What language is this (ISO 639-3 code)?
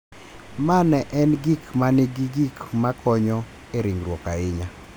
luo